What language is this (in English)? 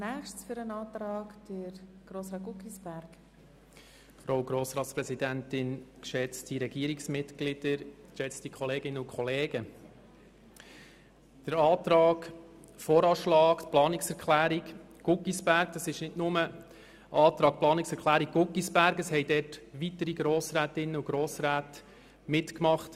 Swiss German